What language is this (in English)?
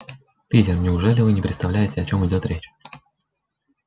Russian